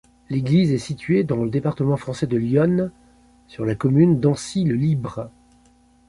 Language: French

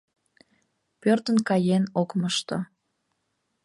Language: Mari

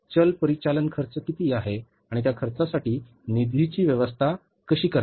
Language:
Marathi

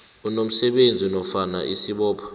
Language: South Ndebele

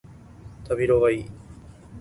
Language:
Japanese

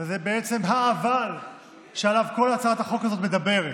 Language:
Hebrew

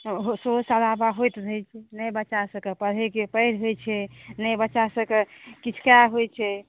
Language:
Maithili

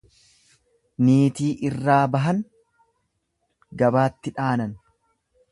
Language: Oromo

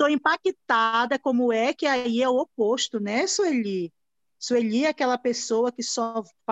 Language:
Portuguese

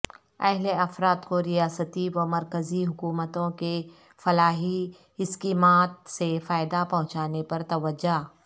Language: Urdu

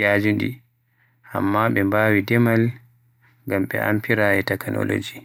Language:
Western Niger Fulfulde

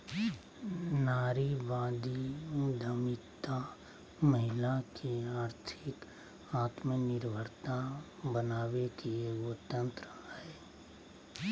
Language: Magahi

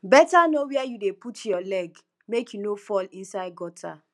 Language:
Nigerian Pidgin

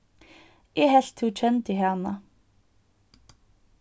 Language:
Faroese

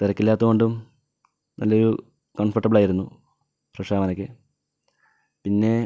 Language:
Malayalam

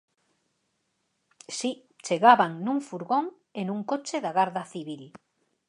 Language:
Galician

